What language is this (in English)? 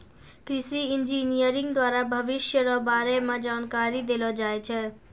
Maithili